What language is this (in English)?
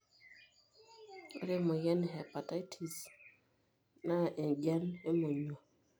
Masai